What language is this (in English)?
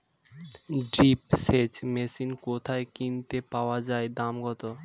Bangla